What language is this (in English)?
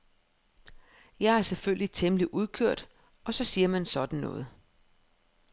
Danish